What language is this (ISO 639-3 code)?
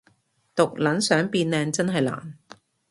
yue